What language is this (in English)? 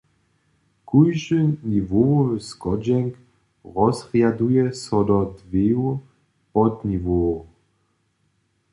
Upper Sorbian